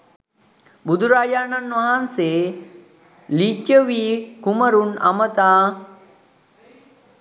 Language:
Sinhala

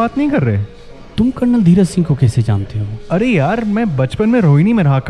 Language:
Hindi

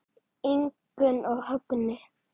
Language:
Icelandic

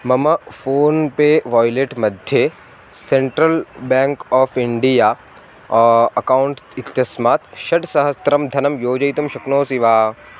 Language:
Sanskrit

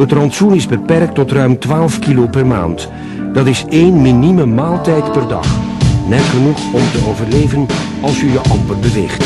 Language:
Dutch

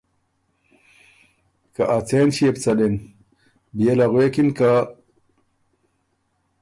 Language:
Ormuri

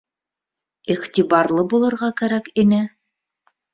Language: Bashkir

